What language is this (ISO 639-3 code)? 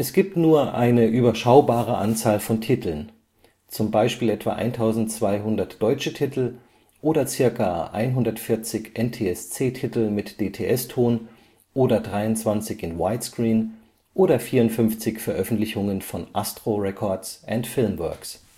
deu